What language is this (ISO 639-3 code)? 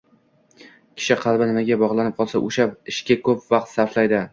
uzb